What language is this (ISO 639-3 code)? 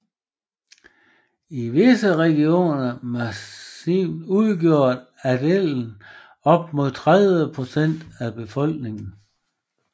dan